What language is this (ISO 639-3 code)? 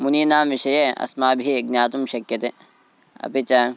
san